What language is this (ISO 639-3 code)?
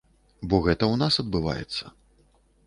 bel